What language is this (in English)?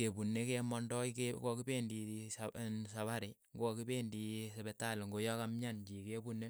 Keiyo